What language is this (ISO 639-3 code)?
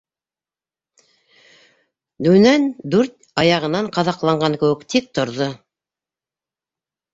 bak